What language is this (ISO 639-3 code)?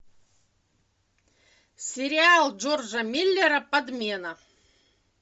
rus